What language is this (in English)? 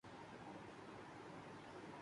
Urdu